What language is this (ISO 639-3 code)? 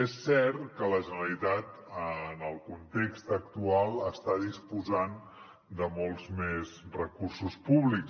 cat